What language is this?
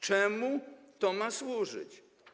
Polish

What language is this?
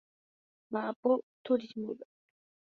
Guarani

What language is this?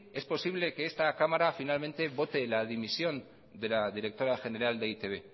Spanish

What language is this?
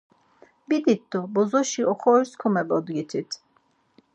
Laz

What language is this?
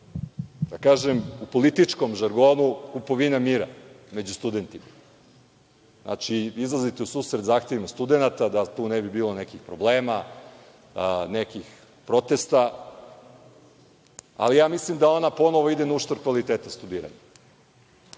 Serbian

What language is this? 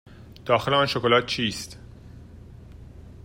Persian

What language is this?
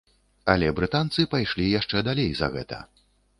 Belarusian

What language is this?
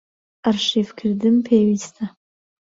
Central Kurdish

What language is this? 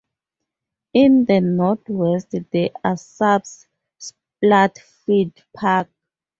English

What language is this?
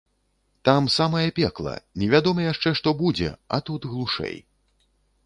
Belarusian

